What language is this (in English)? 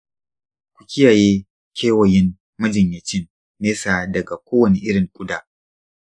Hausa